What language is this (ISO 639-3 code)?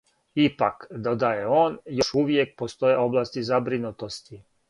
srp